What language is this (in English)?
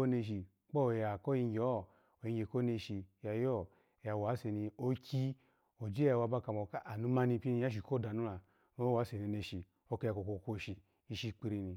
Alago